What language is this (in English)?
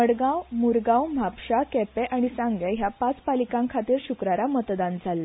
Konkani